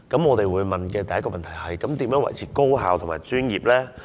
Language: Cantonese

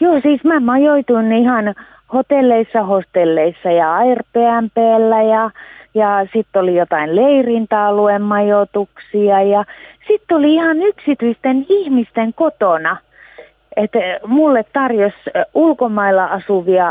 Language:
Finnish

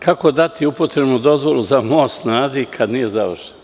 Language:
Serbian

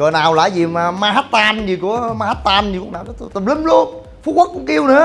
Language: Vietnamese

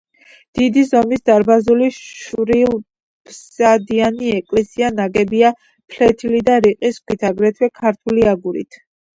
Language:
Georgian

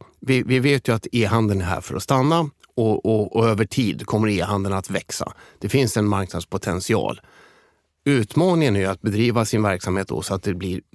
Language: Swedish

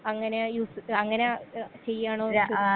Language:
Malayalam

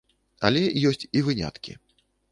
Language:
Belarusian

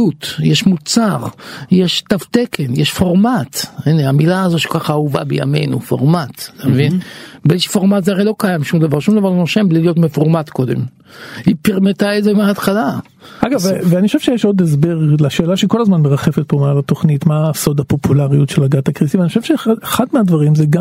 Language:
Hebrew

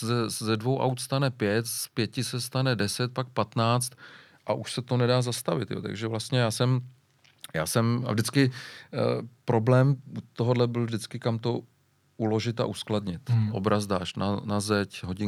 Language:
Czech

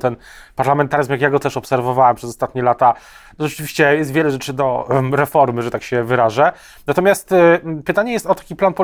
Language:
Polish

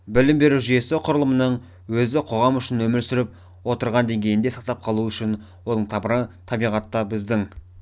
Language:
Kazakh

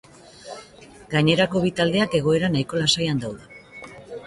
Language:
Basque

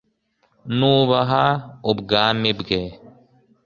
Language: Kinyarwanda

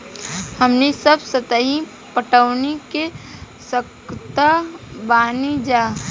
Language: Bhojpuri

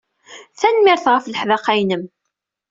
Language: Kabyle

